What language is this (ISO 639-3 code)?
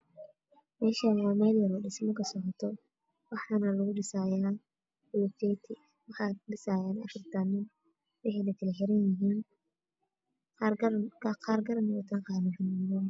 som